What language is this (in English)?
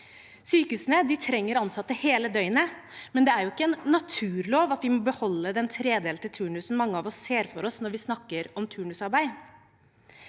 Norwegian